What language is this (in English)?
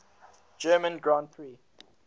English